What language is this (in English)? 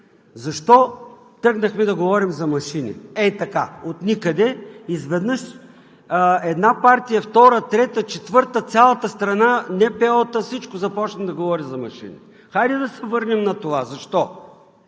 Bulgarian